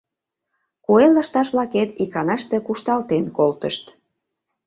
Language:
Mari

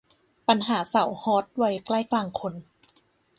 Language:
Thai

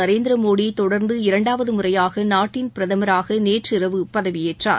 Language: Tamil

